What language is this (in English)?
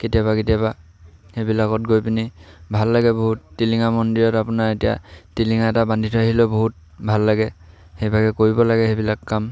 Assamese